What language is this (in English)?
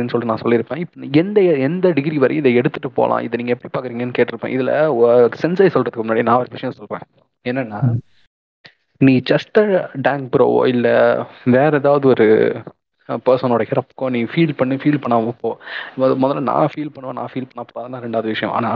Tamil